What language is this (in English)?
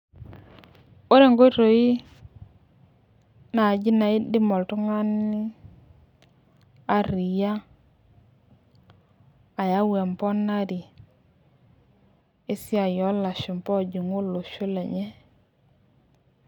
Masai